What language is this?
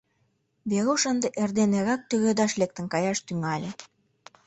Mari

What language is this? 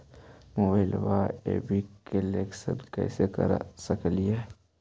Magahi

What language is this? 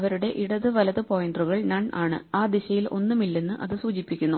Malayalam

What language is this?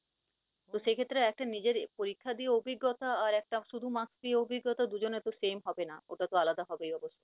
Bangla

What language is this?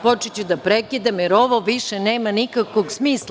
Serbian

